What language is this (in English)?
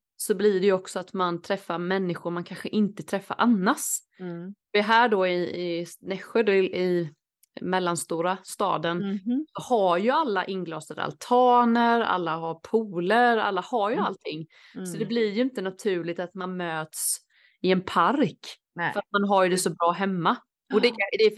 Swedish